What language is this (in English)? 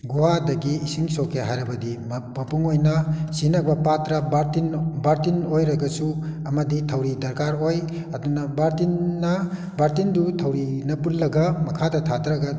Manipuri